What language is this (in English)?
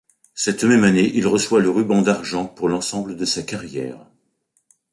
French